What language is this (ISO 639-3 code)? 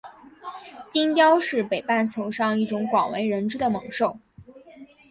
zho